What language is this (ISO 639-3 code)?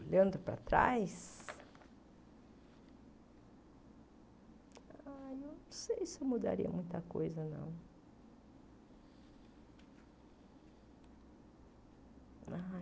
por